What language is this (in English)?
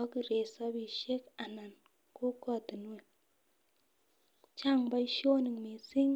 Kalenjin